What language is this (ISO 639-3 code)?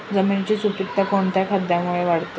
mar